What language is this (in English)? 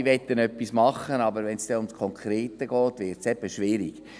Swiss German